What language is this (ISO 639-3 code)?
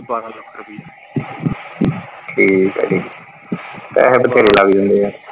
pan